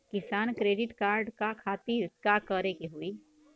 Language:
Bhojpuri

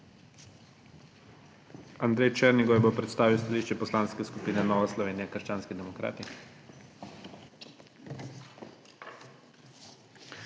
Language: Slovenian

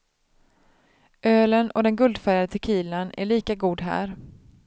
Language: Swedish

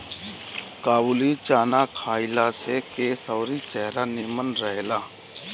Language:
Bhojpuri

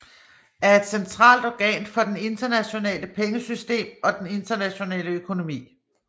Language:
Danish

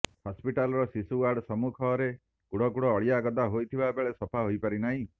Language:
Odia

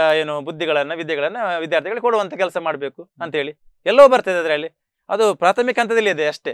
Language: Kannada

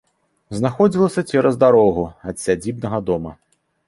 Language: Belarusian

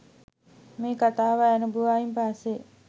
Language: Sinhala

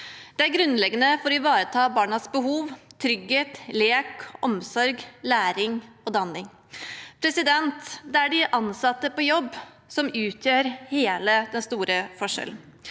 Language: Norwegian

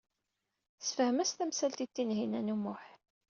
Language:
Kabyle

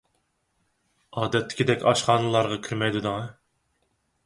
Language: Uyghur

